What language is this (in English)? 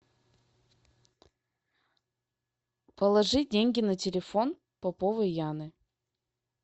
Russian